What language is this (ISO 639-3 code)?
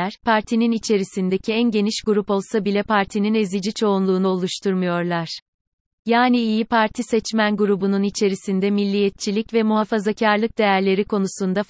tur